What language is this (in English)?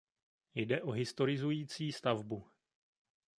Czech